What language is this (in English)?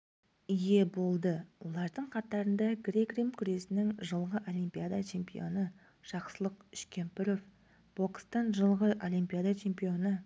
Kazakh